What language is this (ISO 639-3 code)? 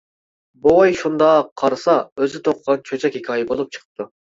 uig